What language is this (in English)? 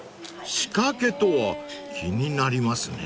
Japanese